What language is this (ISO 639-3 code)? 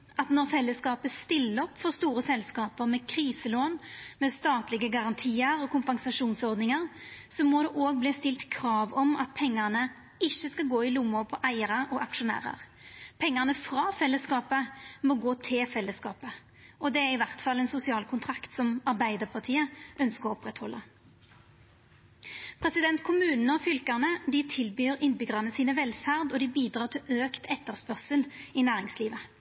nno